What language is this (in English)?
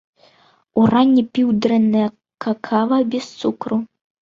Belarusian